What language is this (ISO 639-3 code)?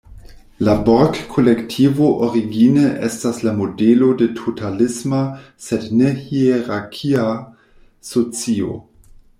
epo